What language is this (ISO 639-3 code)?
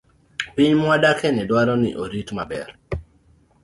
luo